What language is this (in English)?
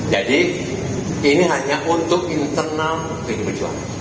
Indonesian